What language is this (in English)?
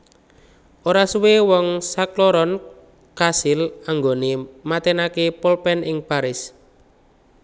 Javanese